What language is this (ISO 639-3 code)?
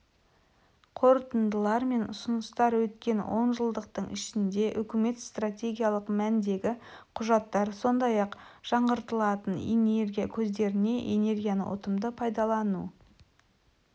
kaz